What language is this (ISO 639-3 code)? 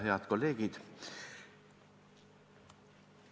est